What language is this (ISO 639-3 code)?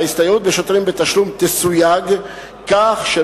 heb